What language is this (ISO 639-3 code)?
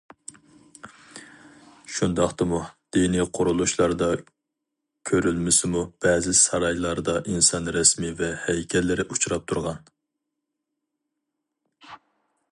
uig